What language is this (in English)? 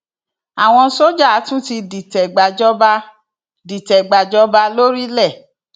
Yoruba